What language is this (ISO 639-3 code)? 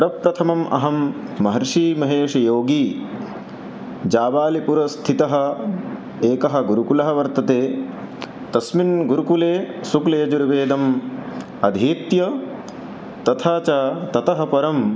san